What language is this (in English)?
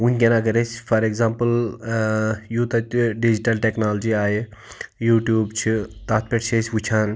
Kashmiri